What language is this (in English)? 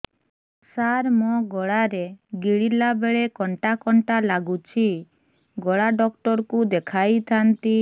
Odia